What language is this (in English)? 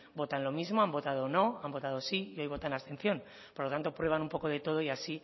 Spanish